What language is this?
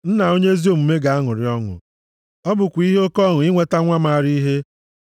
Igbo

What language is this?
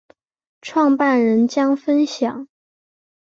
Chinese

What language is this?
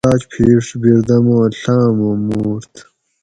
Gawri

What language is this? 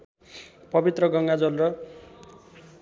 Nepali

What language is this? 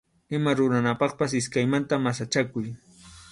Arequipa-La Unión Quechua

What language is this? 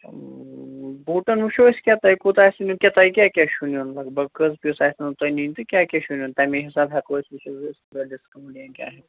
Kashmiri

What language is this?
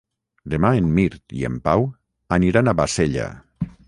Catalan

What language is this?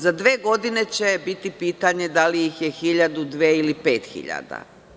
Serbian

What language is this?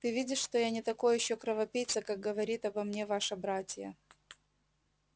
Russian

